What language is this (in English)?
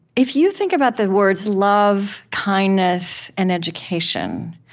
English